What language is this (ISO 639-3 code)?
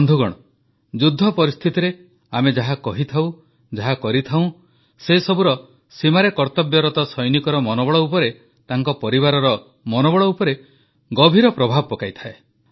ori